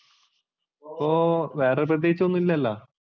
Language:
Malayalam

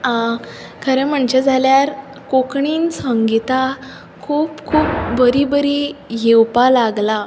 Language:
Konkani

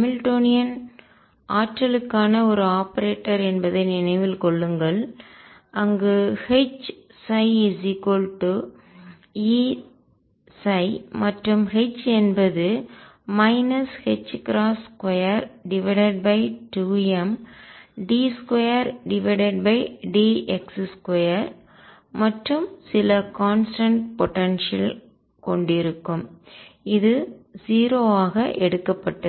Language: Tamil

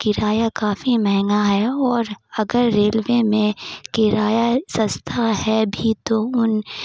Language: Urdu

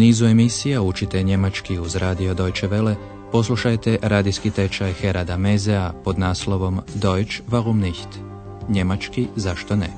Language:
Croatian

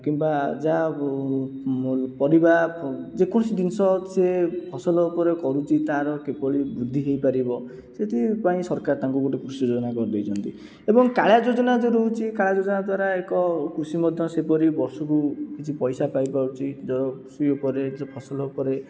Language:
Odia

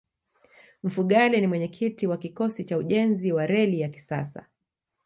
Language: Swahili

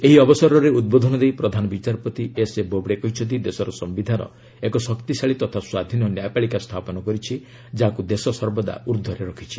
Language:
Odia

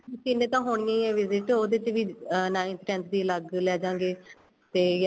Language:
Punjabi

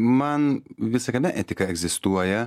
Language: Lithuanian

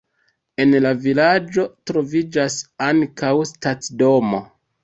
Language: Esperanto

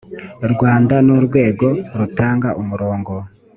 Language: Kinyarwanda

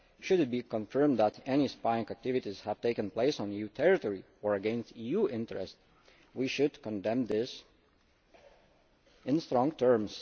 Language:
English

